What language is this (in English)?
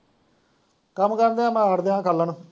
Punjabi